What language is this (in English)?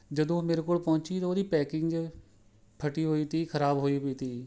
Punjabi